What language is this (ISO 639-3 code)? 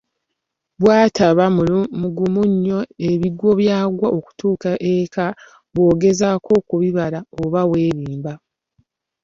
lug